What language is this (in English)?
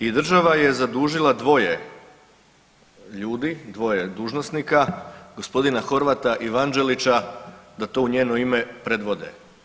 Croatian